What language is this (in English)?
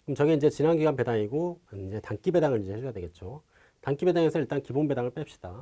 Korean